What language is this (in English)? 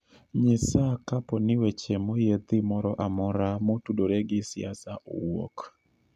Luo (Kenya and Tanzania)